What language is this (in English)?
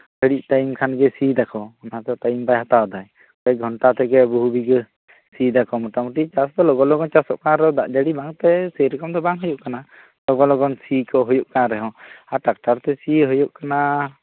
Santali